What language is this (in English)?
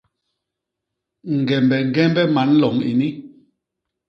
Basaa